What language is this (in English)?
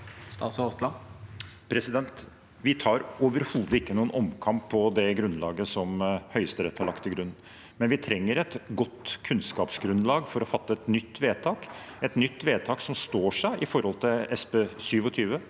Norwegian